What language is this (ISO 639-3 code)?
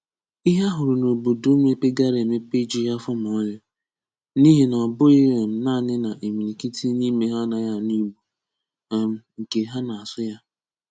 ibo